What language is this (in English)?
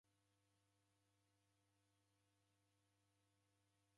Taita